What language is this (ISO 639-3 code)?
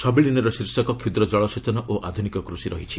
ori